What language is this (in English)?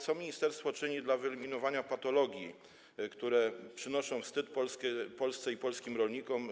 Polish